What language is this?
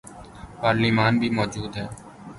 Urdu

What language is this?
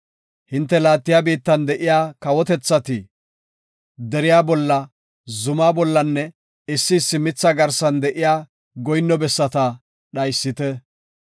Gofa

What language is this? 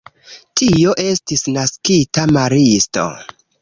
Esperanto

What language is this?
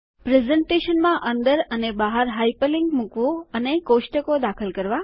Gujarati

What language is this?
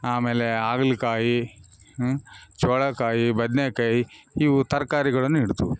Kannada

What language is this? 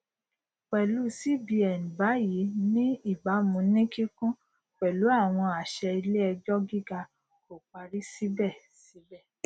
Yoruba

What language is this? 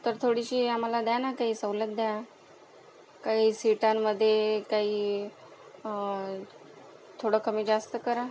Marathi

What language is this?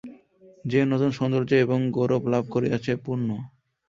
Bangla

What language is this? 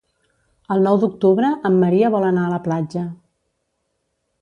Catalan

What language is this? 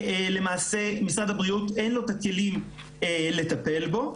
Hebrew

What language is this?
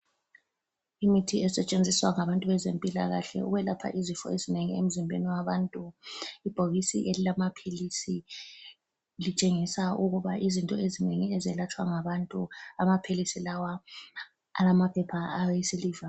North Ndebele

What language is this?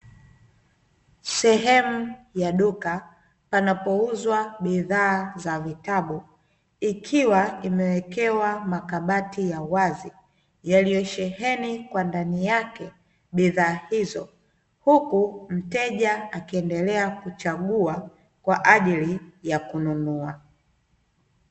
Swahili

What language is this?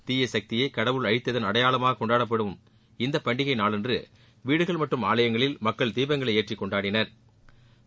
Tamil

